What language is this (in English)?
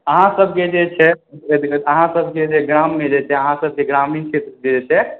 Maithili